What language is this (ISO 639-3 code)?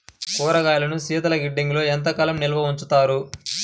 tel